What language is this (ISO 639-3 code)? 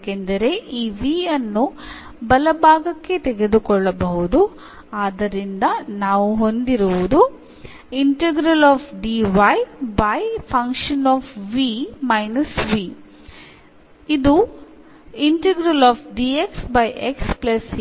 mal